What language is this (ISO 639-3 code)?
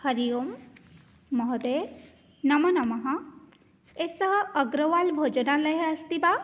san